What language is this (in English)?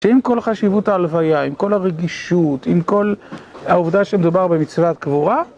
Hebrew